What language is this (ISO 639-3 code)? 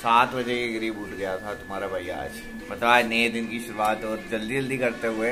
hin